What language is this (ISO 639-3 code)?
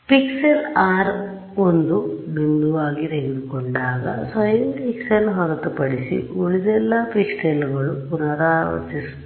kan